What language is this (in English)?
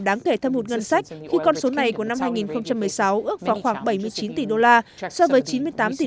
Vietnamese